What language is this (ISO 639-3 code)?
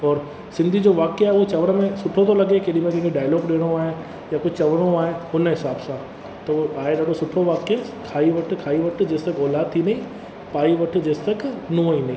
snd